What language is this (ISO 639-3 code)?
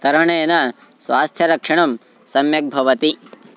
san